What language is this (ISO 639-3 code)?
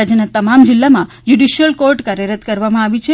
guj